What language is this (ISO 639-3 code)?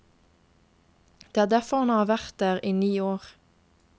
nor